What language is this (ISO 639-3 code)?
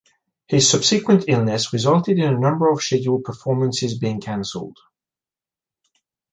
eng